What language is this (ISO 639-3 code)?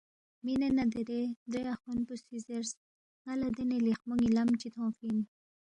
bft